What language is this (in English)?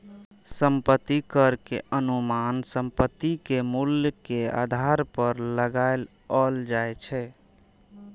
Maithili